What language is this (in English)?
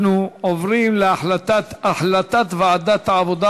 Hebrew